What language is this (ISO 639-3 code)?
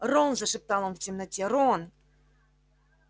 rus